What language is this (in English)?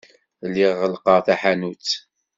Kabyle